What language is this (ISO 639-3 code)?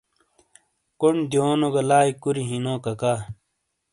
scl